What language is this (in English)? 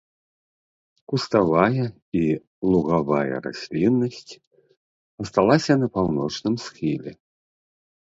Belarusian